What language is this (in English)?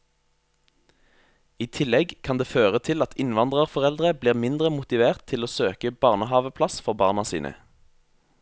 Norwegian